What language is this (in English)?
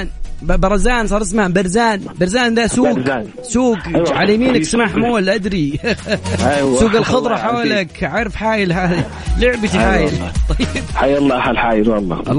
Arabic